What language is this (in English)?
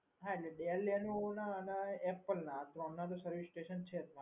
Gujarati